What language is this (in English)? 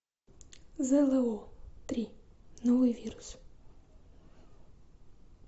Russian